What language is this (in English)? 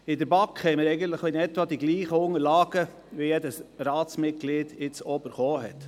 Swiss German